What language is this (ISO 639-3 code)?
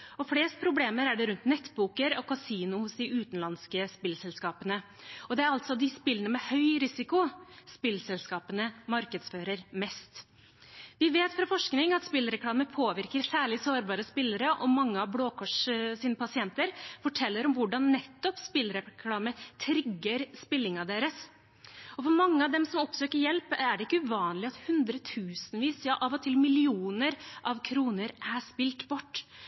nob